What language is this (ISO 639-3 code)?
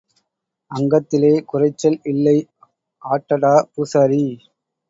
tam